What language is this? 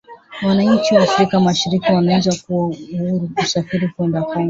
Swahili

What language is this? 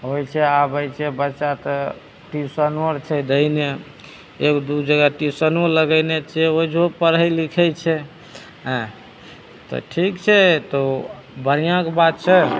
Maithili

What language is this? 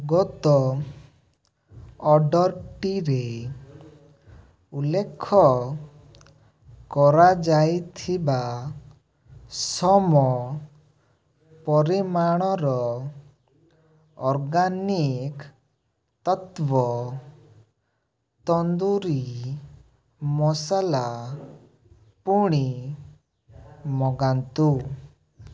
Odia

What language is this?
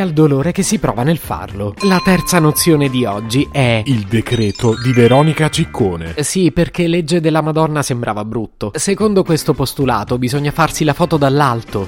Italian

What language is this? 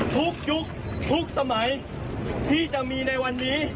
Thai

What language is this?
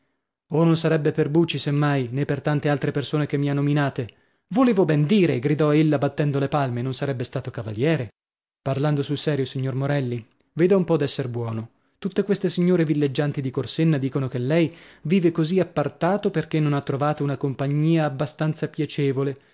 Italian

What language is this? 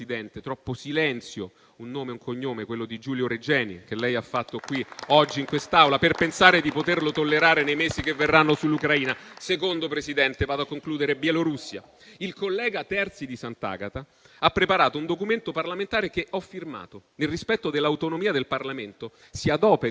Italian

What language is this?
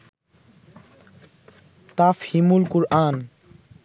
Bangla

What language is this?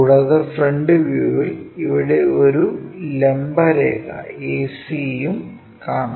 Malayalam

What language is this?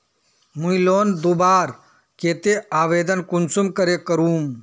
Magahi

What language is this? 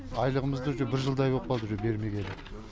Kazakh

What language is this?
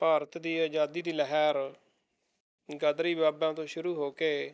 Punjabi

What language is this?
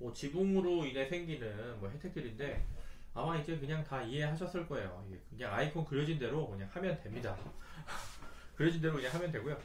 Korean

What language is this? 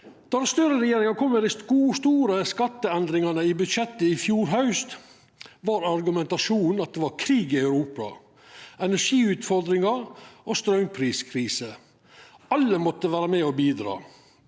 Norwegian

